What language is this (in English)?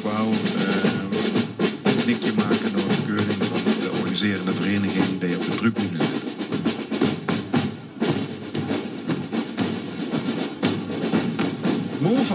Dutch